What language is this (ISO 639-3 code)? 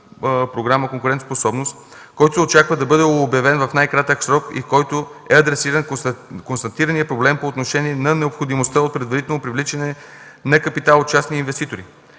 bul